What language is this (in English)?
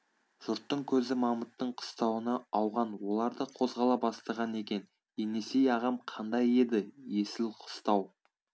Kazakh